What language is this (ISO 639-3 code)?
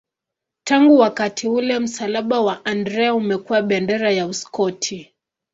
swa